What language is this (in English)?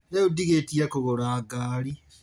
Kikuyu